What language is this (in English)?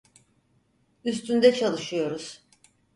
Turkish